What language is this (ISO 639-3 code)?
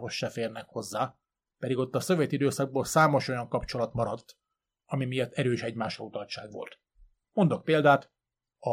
hun